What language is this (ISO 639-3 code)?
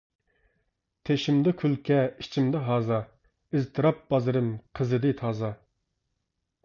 uig